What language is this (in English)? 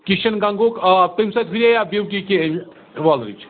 Kashmiri